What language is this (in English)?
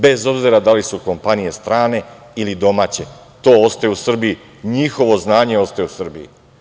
Serbian